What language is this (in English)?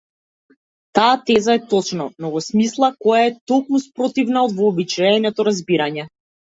Macedonian